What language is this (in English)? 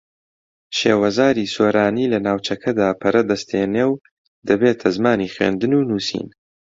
Central Kurdish